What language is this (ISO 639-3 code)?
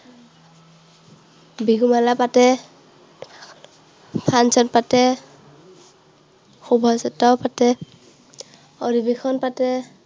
asm